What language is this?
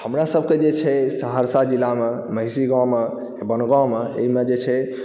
Maithili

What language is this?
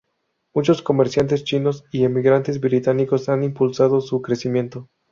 Spanish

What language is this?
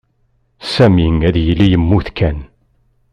Kabyle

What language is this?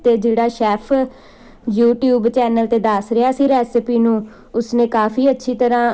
Punjabi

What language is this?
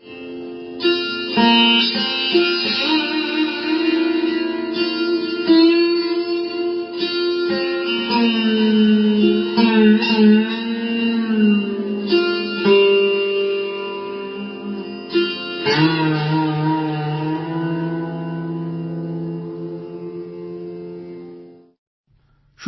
Gujarati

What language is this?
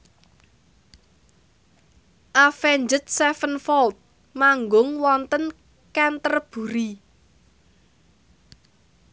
Javanese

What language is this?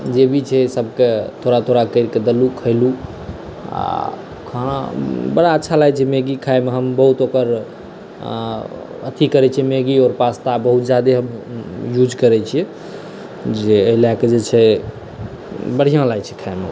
Maithili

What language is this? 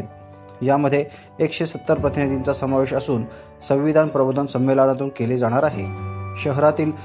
Marathi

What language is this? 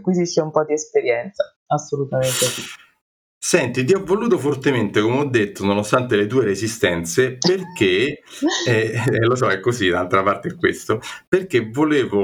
Italian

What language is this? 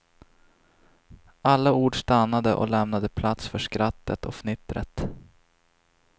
Swedish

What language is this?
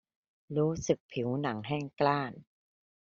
Thai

